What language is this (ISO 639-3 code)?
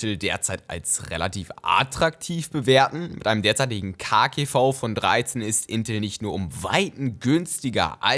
deu